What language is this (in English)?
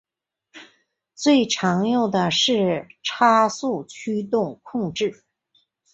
Chinese